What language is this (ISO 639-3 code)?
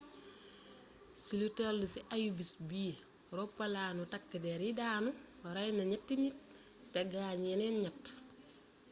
wol